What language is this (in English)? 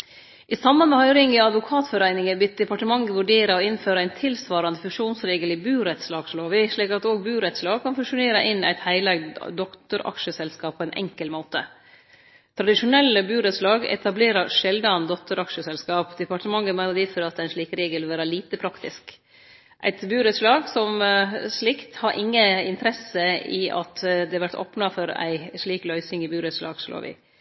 Norwegian Nynorsk